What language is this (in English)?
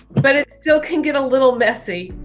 English